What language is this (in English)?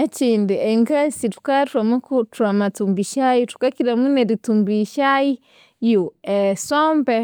Konzo